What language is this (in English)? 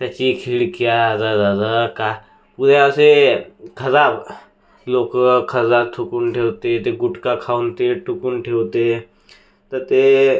Marathi